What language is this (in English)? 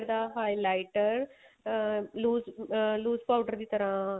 Punjabi